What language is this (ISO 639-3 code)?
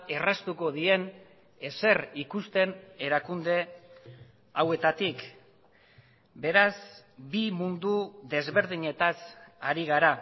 eus